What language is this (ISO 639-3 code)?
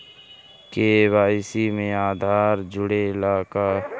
bho